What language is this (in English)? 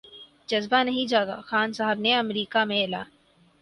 Urdu